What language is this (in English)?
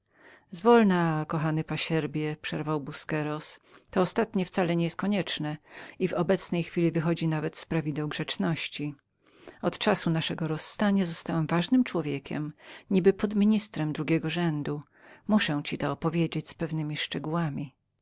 Polish